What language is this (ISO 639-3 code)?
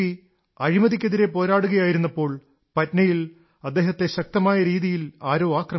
mal